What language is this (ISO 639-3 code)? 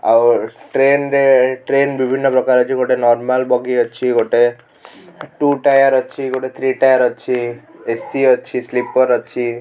ori